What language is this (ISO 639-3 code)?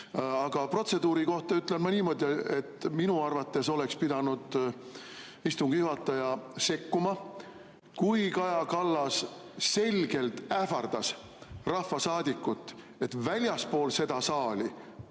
est